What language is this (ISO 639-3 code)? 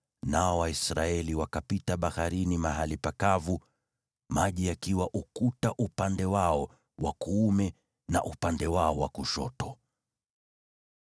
swa